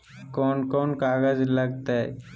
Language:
Magahi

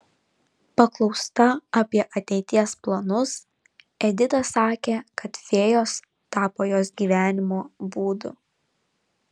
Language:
Lithuanian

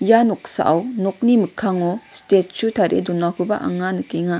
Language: Garo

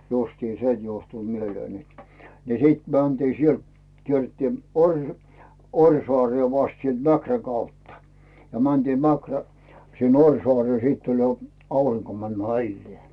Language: Finnish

